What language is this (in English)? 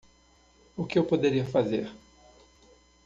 Portuguese